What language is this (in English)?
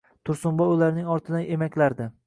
Uzbek